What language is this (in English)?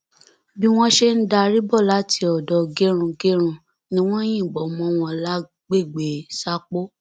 Yoruba